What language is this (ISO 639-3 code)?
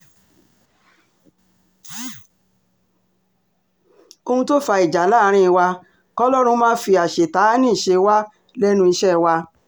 yor